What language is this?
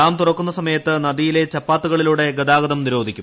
Malayalam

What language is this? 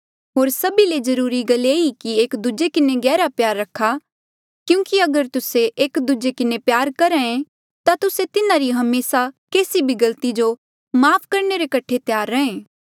Mandeali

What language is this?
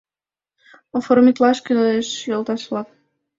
Mari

